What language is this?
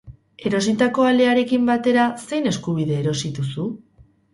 Basque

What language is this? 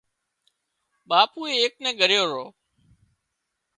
Wadiyara Koli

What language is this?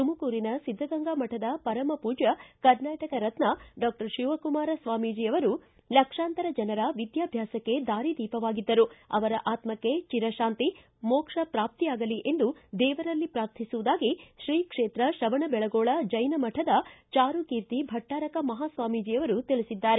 Kannada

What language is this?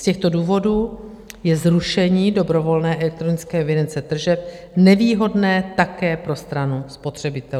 Czech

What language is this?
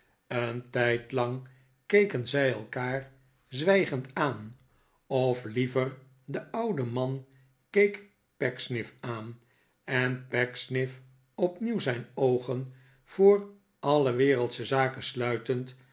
Dutch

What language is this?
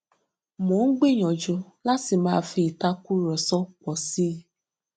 Yoruba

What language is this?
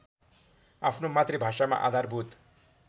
Nepali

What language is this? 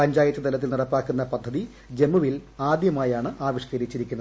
Malayalam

